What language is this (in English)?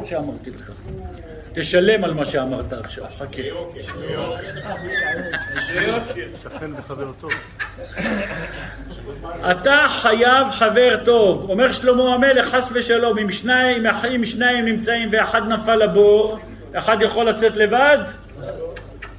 Hebrew